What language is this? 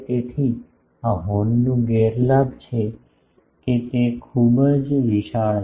Gujarati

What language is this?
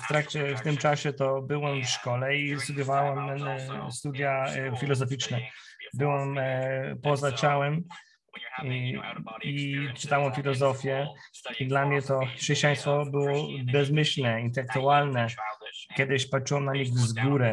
Polish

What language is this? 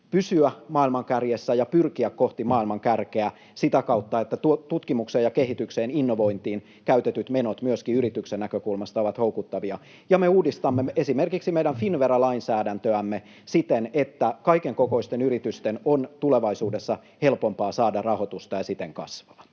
Finnish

